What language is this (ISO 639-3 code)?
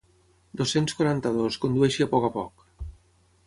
cat